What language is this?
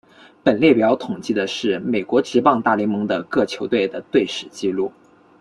Chinese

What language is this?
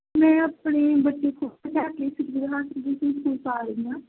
Punjabi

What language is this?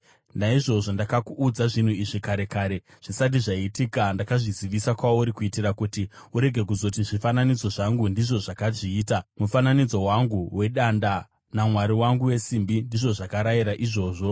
Shona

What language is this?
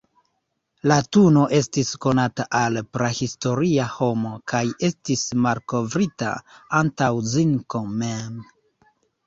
Esperanto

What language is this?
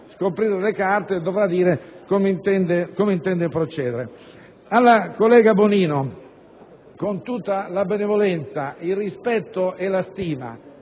Italian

